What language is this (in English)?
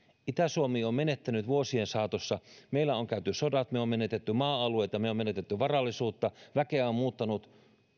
Finnish